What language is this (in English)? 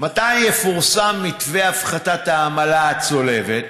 Hebrew